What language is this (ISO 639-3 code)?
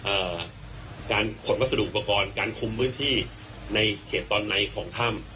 tha